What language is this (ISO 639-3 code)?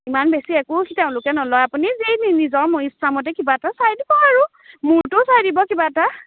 asm